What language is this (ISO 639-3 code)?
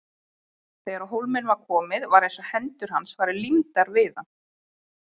isl